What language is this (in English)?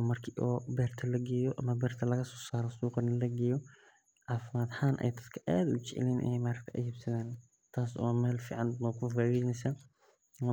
Somali